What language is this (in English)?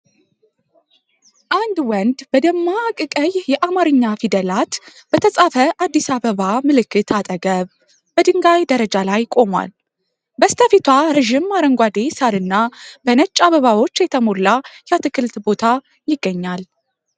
Amharic